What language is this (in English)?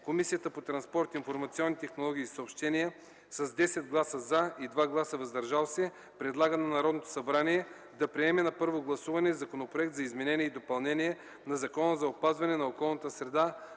Bulgarian